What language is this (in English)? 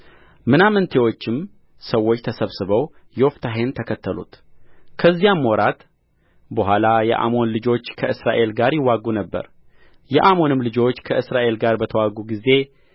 Amharic